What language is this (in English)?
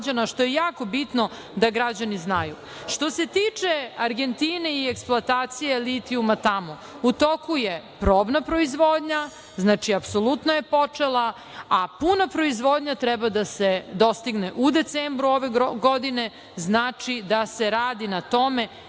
Serbian